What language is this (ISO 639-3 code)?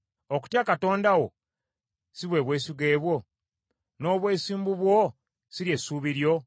lug